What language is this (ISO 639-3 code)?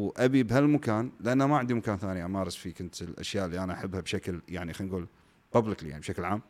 ara